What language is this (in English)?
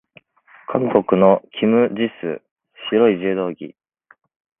Japanese